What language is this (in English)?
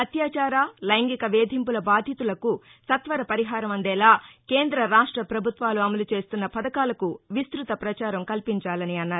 Telugu